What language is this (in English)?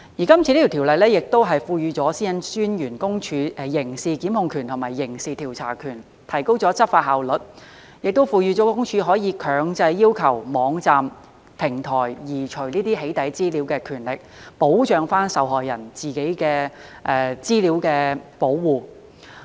Cantonese